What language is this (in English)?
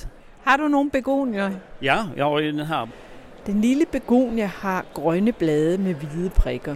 Danish